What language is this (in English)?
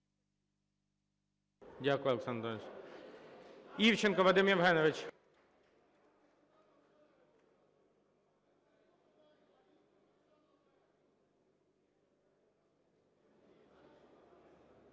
Ukrainian